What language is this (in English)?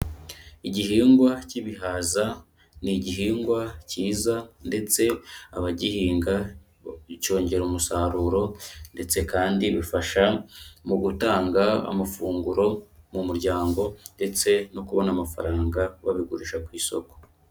Kinyarwanda